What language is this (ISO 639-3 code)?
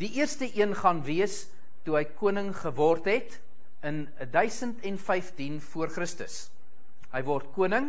nld